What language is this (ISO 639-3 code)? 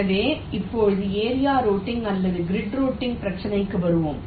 tam